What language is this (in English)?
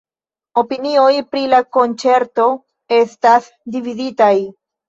Esperanto